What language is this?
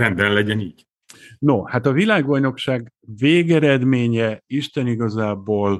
Hungarian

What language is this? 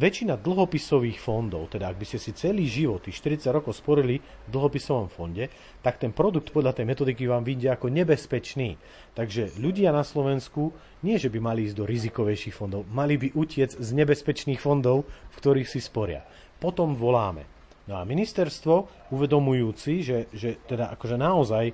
Slovak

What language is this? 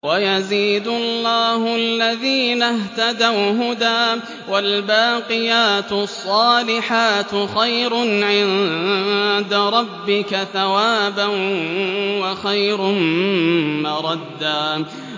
Arabic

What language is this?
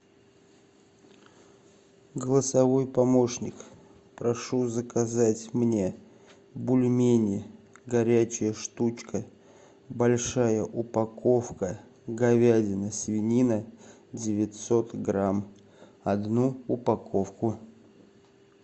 Russian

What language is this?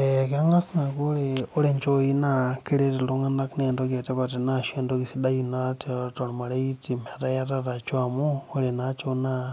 Masai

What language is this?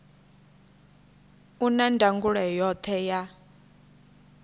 Venda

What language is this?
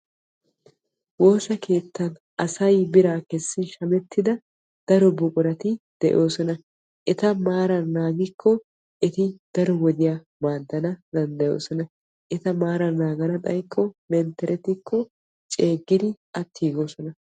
Wolaytta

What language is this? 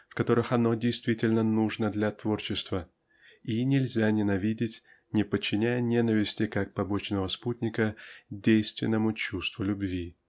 Russian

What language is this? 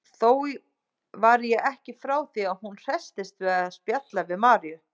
Icelandic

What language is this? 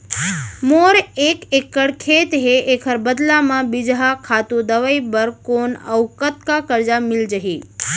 Chhattisgarhi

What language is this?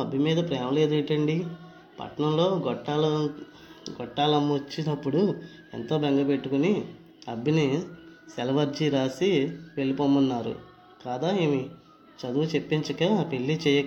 Telugu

